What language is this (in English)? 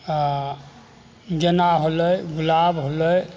Maithili